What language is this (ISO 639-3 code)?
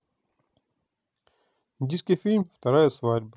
rus